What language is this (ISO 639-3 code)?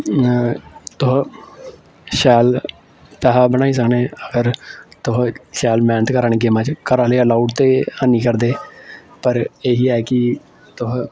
doi